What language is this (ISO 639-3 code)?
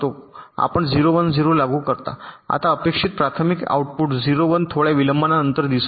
mar